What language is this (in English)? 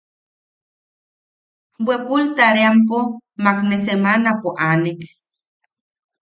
Yaqui